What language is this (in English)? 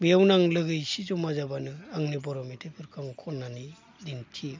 Bodo